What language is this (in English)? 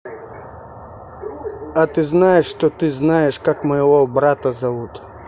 Russian